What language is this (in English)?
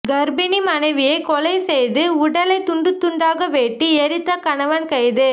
Tamil